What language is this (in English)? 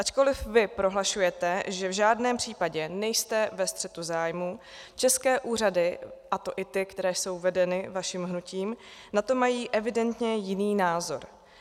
Czech